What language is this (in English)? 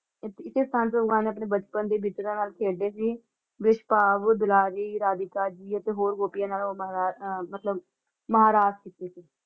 Punjabi